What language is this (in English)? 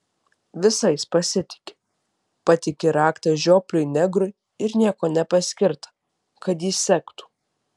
Lithuanian